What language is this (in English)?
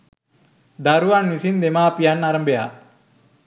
Sinhala